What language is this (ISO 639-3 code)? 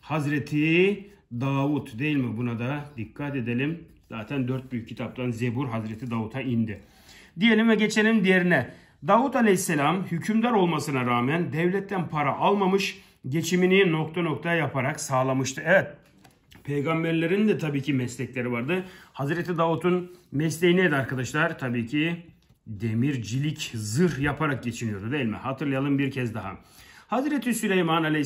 tur